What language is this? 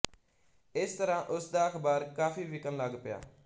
Punjabi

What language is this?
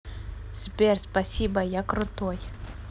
Russian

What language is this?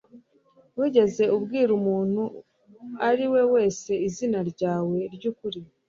Kinyarwanda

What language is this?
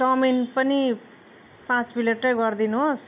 Nepali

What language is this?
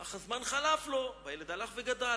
Hebrew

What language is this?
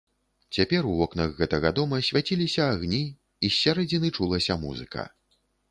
Belarusian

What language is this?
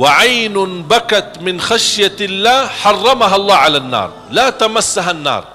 Malay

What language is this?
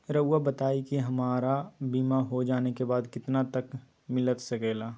Magahi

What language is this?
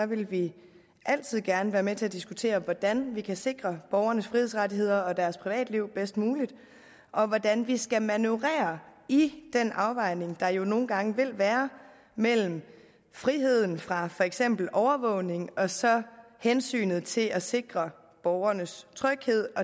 Danish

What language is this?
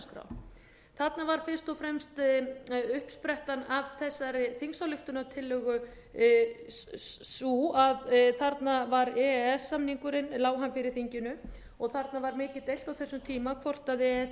Icelandic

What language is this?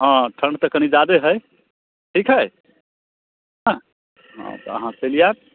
Maithili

